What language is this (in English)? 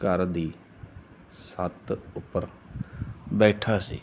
Punjabi